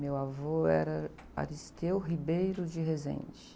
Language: Portuguese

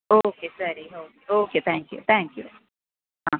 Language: Kannada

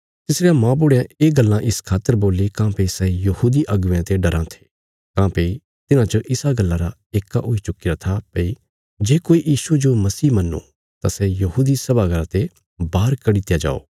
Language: Bilaspuri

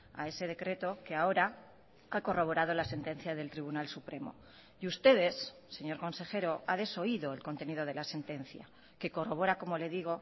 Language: Spanish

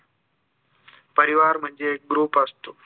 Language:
Marathi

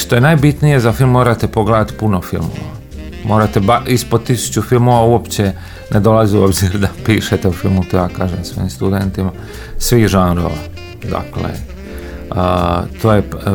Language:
Croatian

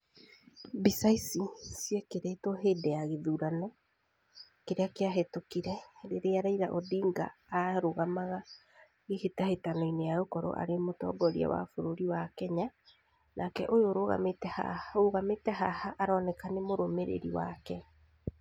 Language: Kikuyu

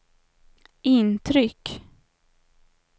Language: Swedish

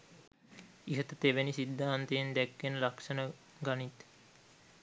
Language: Sinhala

